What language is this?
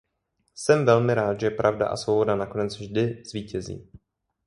Czech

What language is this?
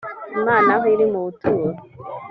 Kinyarwanda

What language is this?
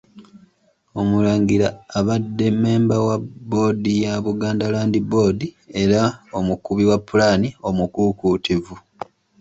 Ganda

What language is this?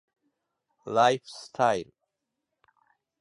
Japanese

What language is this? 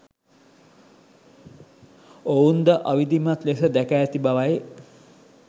Sinhala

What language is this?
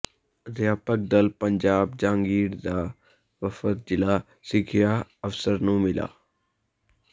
Punjabi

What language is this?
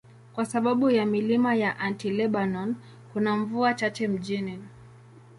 Swahili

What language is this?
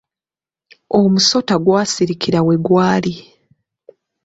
Ganda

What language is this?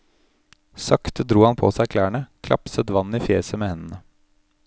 Norwegian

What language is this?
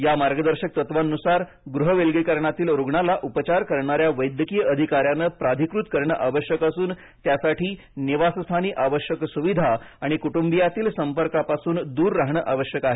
Marathi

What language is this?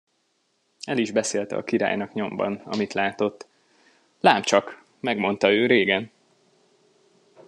Hungarian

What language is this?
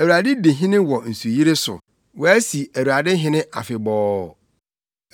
Akan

